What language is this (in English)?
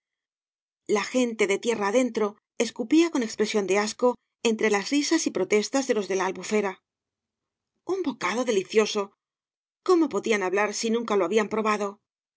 Spanish